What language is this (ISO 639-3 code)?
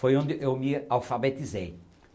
por